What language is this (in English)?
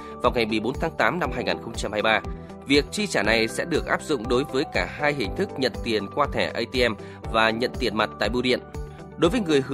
Vietnamese